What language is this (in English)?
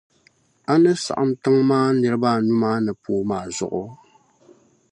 Dagbani